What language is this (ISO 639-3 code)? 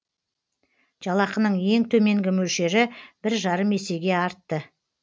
kaz